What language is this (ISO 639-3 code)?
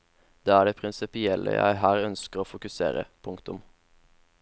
nor